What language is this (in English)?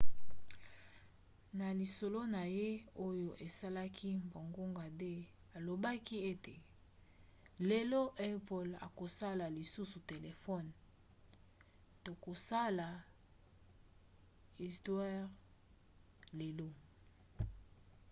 Lingala